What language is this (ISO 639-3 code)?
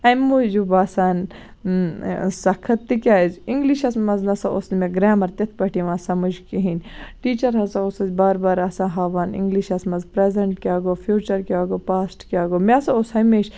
kas